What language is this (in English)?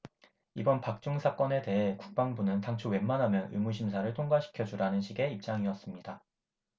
Korean